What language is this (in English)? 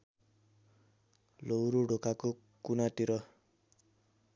Nepali